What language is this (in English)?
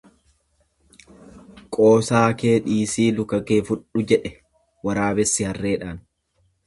Oromo